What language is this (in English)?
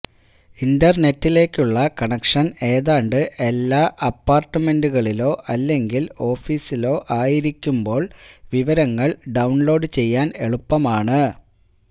Malayalam